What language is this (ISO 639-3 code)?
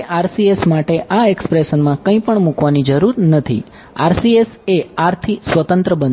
guj